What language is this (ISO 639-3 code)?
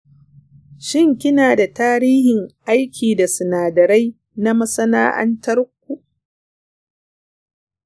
hau